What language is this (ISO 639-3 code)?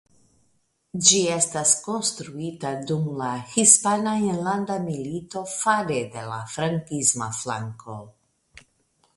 epo